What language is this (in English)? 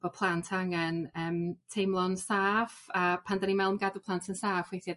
Welsh